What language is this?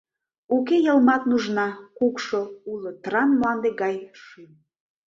Mari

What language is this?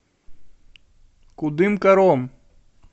Russian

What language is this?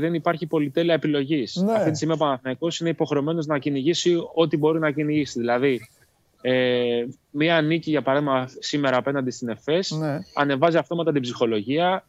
Greek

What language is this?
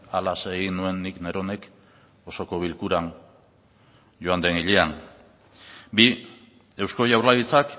Basque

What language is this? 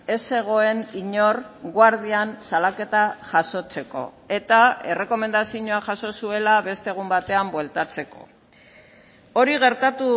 Basque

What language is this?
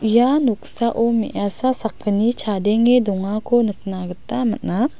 Garo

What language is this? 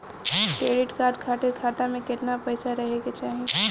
Bhojpuri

